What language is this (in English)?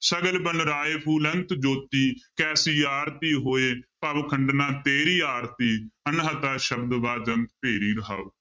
Punjabi